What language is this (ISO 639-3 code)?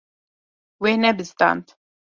kur